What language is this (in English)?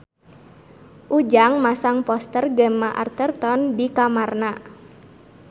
Sundanese